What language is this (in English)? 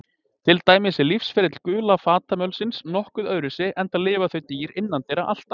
Icelandic